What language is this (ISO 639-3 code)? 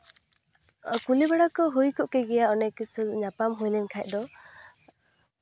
sat